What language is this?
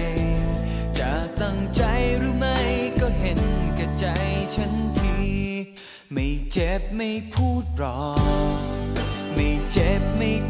Thai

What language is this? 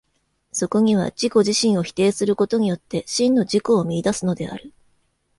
Japanese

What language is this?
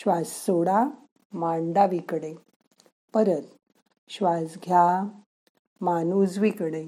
Marathi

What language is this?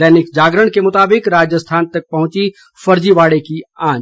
Hindi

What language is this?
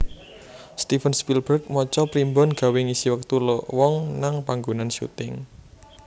Javanese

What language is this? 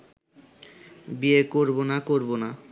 Bangla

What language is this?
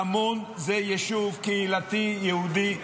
Hebrew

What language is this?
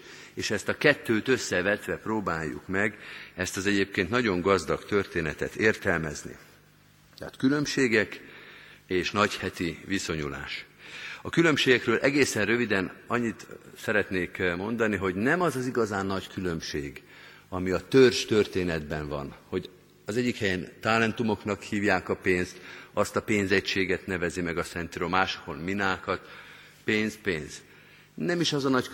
Hungarian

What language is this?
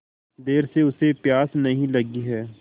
Hindi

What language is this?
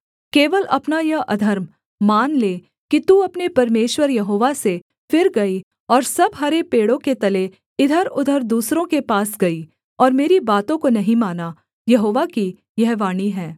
Hindi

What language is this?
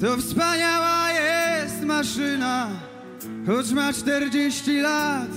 Polish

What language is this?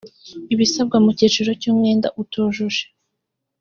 Kinyarwanda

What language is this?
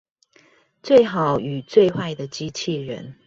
Chinese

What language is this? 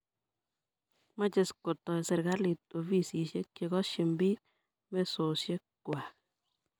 Kalenjin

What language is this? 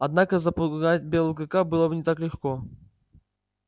Russian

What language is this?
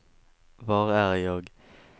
Swedish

